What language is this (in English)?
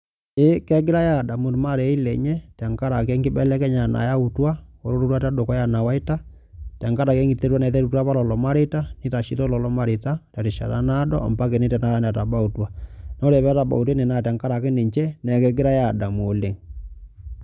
Masai